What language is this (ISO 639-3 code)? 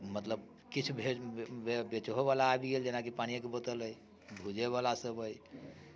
mai